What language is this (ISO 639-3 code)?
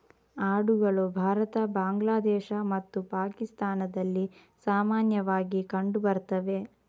kan